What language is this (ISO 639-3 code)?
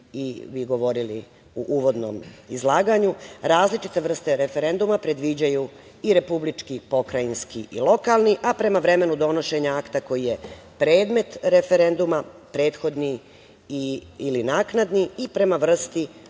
srp